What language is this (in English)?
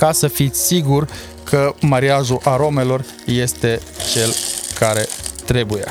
Romanian